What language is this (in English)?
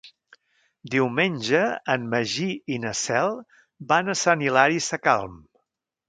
Catalan